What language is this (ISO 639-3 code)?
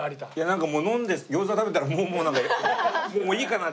jpn